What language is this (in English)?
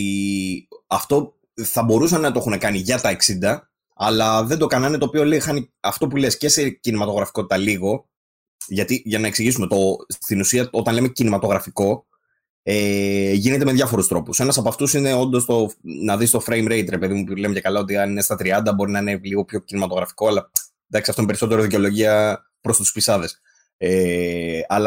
Greek